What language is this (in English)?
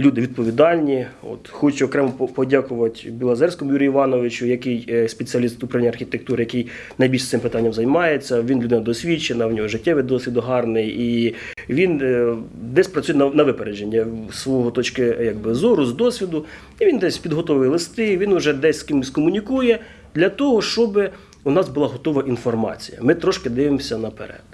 Ukrainian